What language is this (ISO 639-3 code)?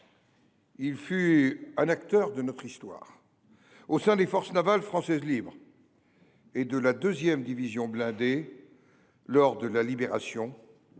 fra